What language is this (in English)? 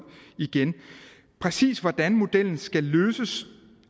Danish